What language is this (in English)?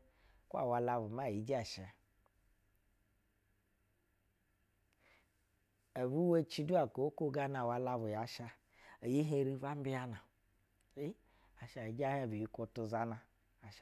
Basa (Nigeria)